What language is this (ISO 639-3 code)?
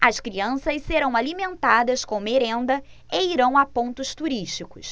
por